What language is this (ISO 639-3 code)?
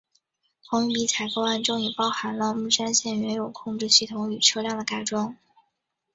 zho